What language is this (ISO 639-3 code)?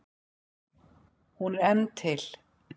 isl